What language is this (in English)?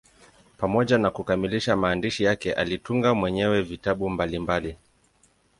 Swahili